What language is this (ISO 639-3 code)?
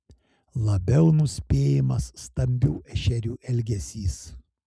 lit